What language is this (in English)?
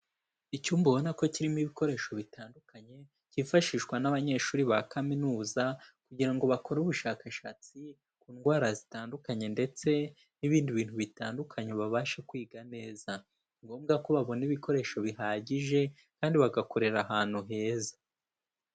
Kinyarwanda